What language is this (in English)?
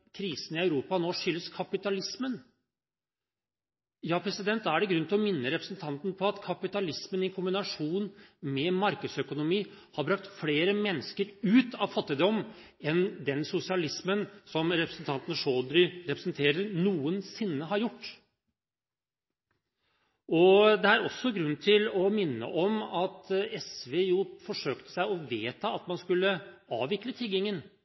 Norwegian Bokmål